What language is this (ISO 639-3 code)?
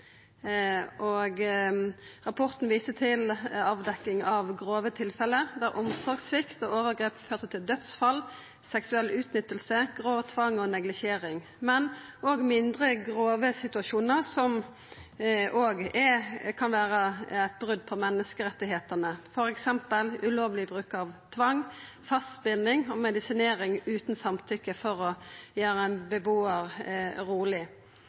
nno